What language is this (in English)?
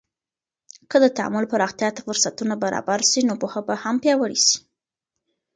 Pashto